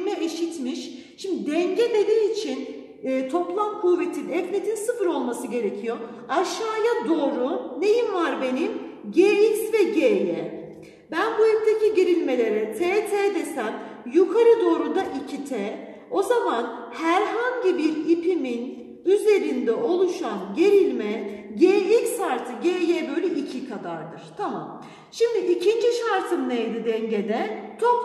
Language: Turkish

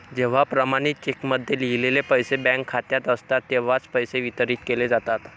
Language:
Marathi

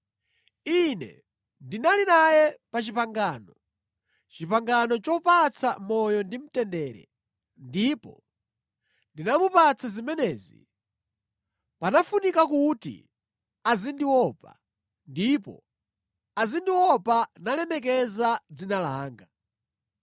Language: Nyanja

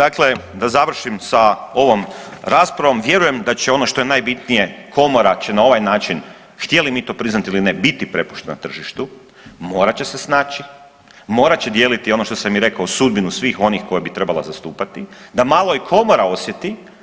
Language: Croatian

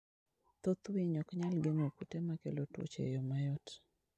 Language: Luo (Kenya and Tanzania)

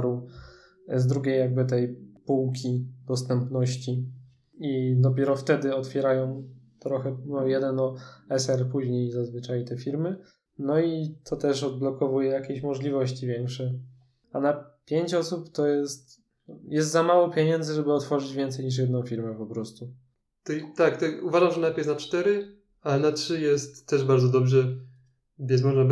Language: Polish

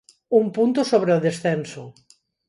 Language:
Galician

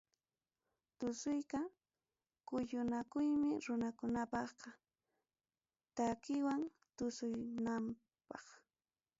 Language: Ayacucho Quechua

